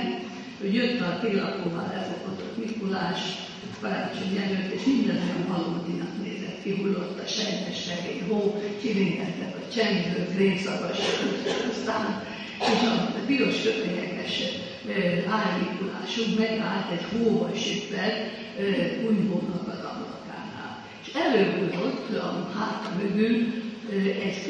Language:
Hungarian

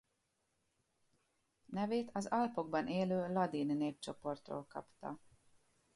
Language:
Hungarian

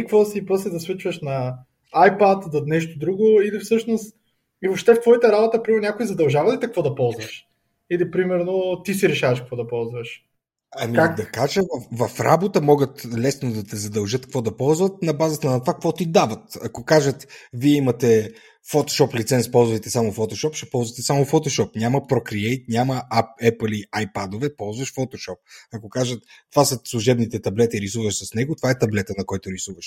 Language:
Bulgarian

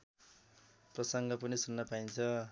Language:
Nepali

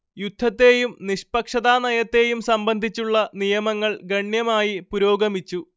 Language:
Malayalam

